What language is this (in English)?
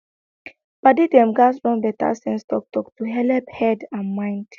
Nigerian Pidgin